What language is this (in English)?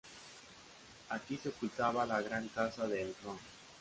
Spanish